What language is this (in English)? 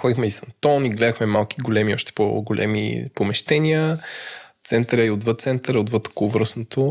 Bulgarian